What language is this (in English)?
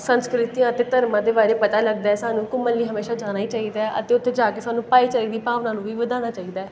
Punjabi